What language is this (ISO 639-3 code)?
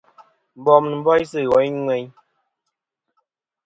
bkm